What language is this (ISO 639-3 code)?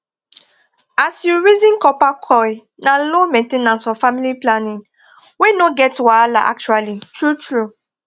pcm